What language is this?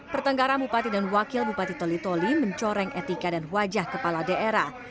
Indonesian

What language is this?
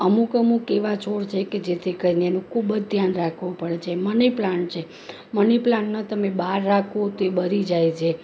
Gujarati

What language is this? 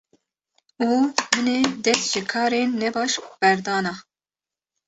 Kurdish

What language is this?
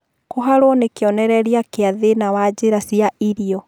Kikuyu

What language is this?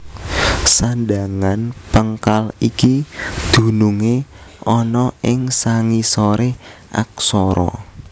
Javanese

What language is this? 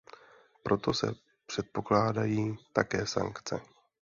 Czech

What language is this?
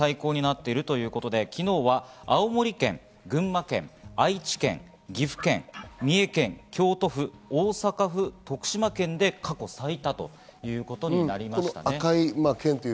Japanese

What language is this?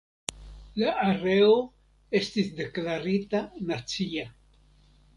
Esperanto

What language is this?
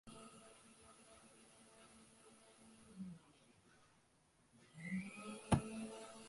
Tamil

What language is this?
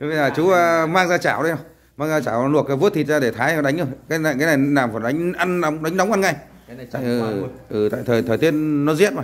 Vietnamese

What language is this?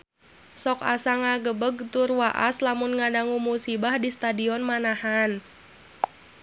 Sundanese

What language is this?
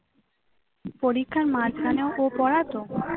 Bangla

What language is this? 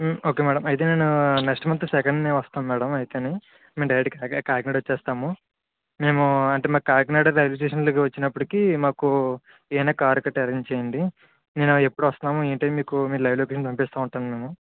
Telugu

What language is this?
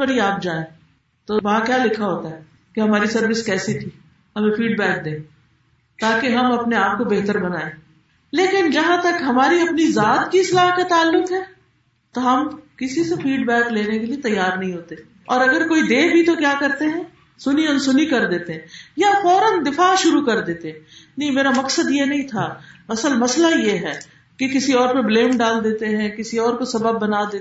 Urdu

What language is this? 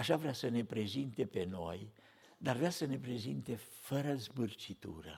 Romanian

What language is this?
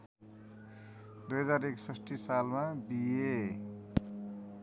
Nepali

